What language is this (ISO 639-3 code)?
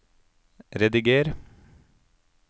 nor